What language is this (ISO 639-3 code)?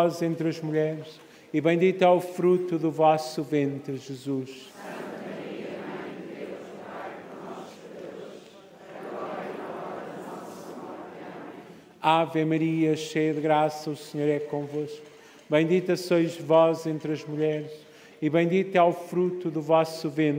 por